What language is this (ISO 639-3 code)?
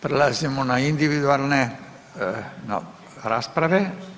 hrv